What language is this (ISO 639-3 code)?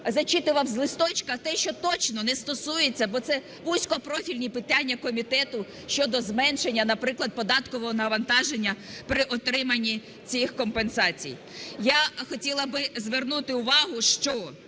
ukr